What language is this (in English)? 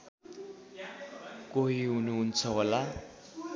Nepali